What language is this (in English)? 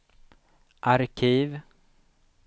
Swedish